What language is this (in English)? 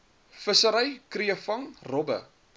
Afrikaans